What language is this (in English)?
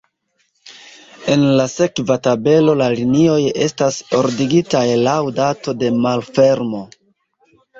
Esperanto